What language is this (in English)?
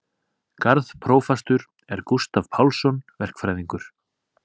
Icelandic